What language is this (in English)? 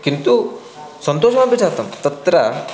Sanskrit